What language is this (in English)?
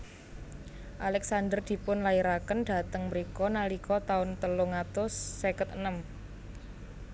Javanese